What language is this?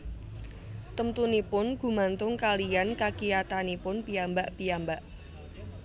Javanese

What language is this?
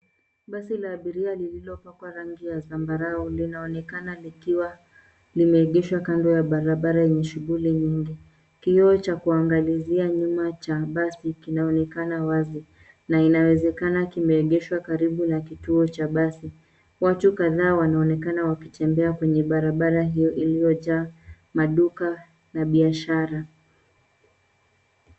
Swahili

